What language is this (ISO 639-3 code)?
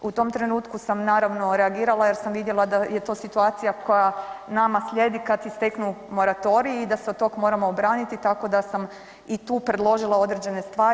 hrv